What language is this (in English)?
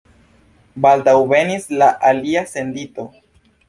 Esperanto